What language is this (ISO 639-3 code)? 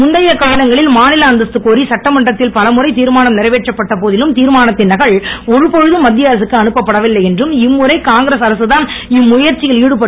tam